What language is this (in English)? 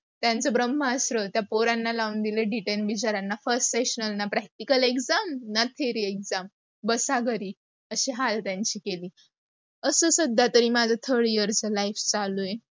Marathi